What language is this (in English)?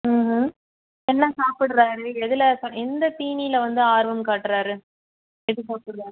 Tamil